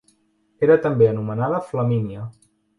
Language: Catalan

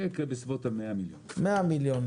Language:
Hebrew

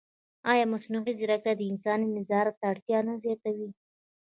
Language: Pashto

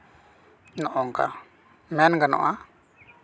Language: Santali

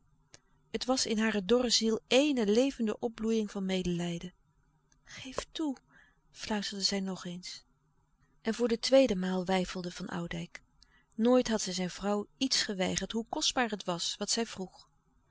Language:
Dutch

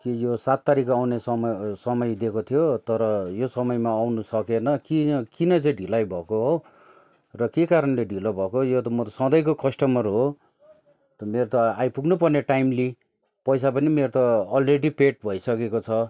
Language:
Nepali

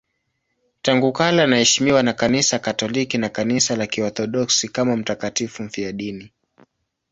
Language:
Swahili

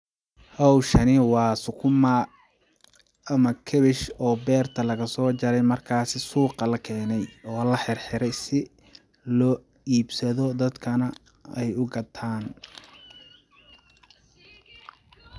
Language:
Somali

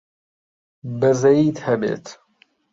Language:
Central Kurdish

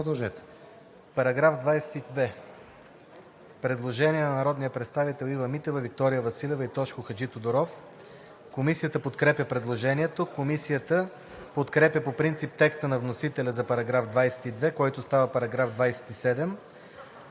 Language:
Bulgarian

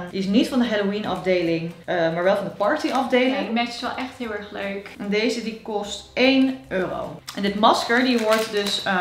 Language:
Dutch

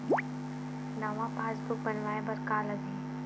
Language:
Chhattisgarhi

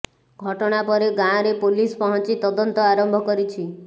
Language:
Odia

